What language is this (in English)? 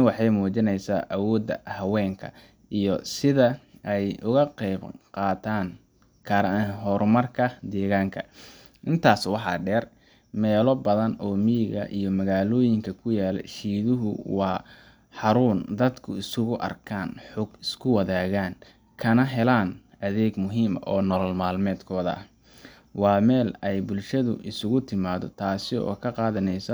Somali